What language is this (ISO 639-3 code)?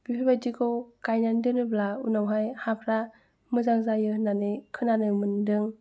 brx